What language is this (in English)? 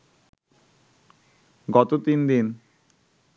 Bangla